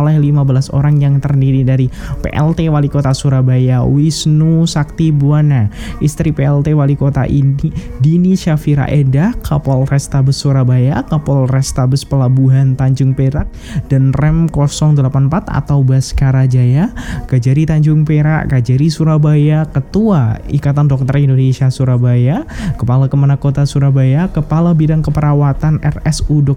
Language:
Indonesian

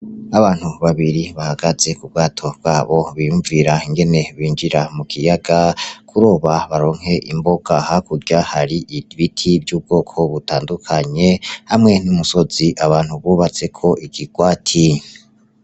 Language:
Rundi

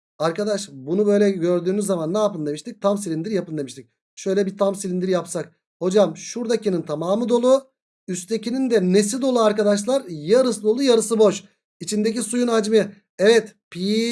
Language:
Turkish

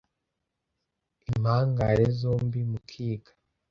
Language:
Kinyarwanda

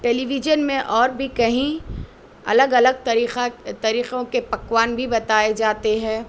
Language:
Urdu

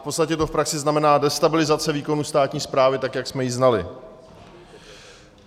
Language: Czech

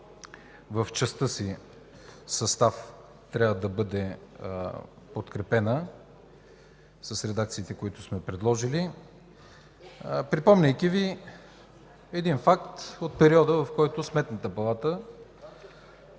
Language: Bulgarian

